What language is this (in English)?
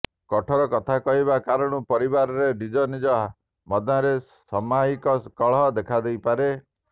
Odia